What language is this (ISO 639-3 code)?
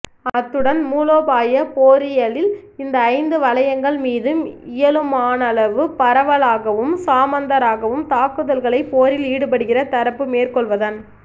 tam